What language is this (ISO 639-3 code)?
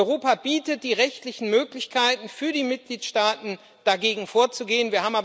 deu